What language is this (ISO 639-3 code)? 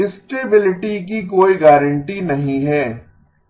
hin